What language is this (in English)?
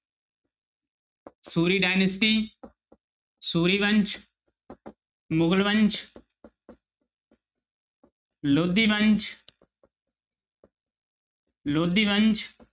Punjabi